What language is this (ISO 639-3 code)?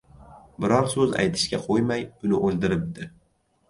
uzb